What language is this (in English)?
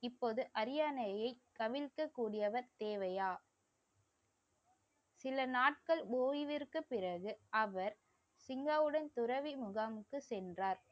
Tamil